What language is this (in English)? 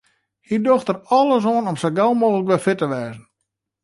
Western Frisian